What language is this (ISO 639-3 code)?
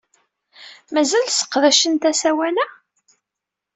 kab